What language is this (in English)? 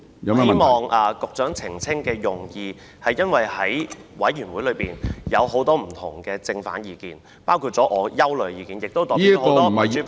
Cantonese